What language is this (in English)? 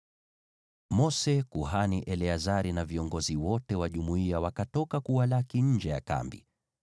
Swahili